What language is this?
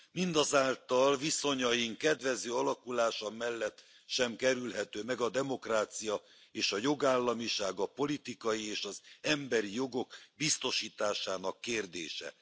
Hungarian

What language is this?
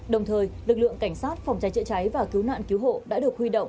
Vietnamese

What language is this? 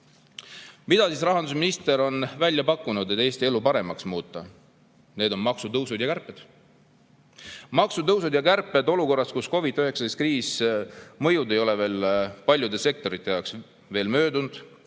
Estonian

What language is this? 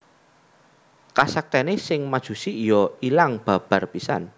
Javanese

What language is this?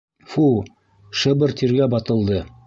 Bashkir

